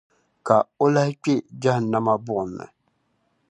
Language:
Dagbani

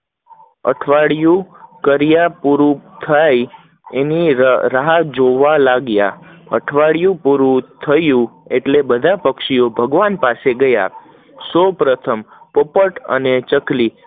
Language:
Gujarati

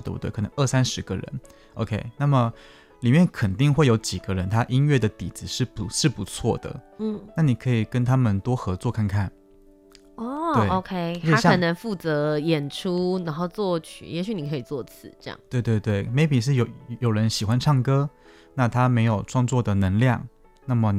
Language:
Chinese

